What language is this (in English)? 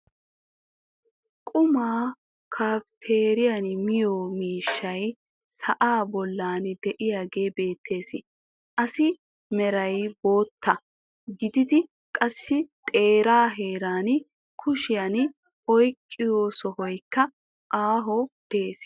Wolaytta